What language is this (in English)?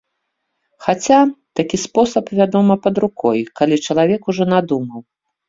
Belarusian